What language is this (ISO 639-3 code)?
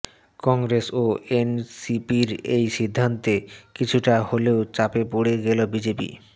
ben